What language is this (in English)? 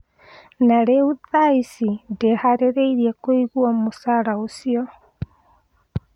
Kikuyu